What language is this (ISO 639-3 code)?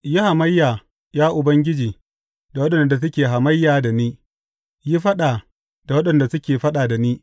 hau